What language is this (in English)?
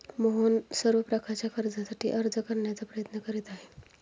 Marathi